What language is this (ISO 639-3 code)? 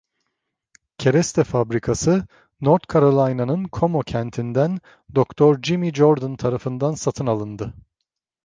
tur